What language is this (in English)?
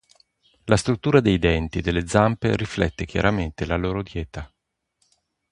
Italian